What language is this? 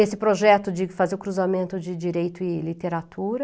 Portuguese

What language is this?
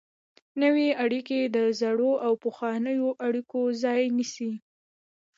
Pashto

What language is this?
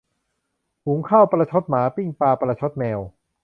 Thai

